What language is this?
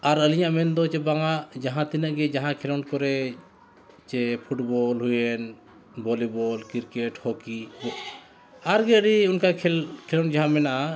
Santali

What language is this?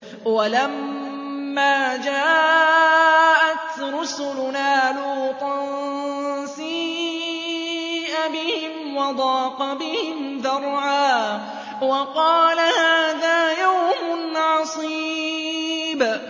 Arabic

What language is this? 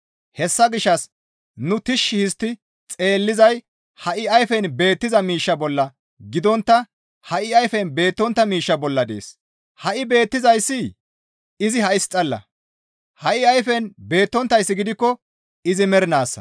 Gamo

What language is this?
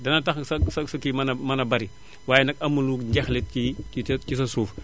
Wolof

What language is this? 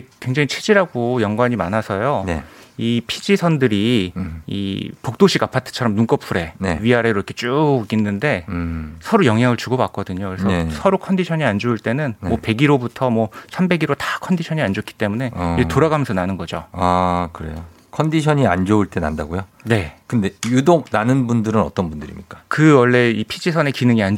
Korean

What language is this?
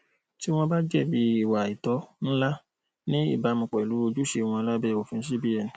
Yoruba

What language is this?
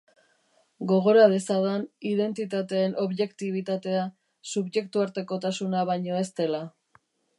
Basque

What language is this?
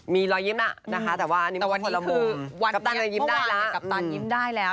Thai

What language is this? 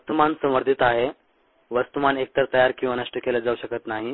Marathi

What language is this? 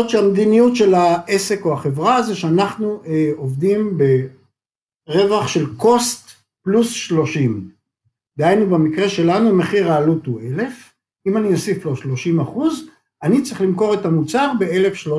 Hebrew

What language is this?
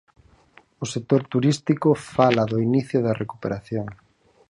Galician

